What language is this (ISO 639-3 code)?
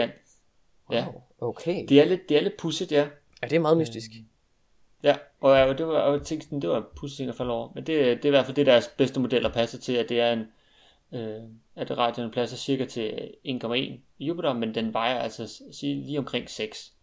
dan